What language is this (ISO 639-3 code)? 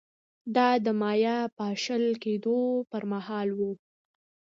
pus